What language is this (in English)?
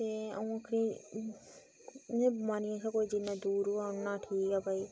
Dogri